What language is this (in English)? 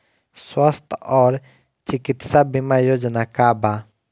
Bhojpuri